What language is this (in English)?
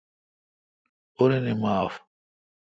Kalkoti